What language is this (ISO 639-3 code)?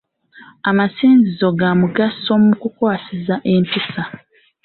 lug